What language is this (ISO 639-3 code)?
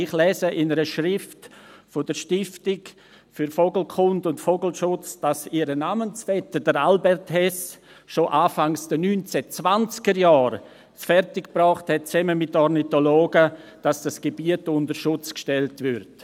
gsw